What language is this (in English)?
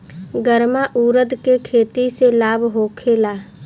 Bhojpuri